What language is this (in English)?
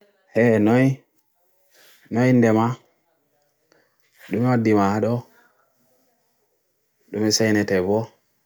Bagirmi Fulfulde